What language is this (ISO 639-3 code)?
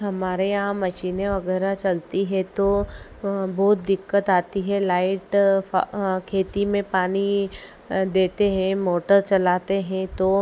hin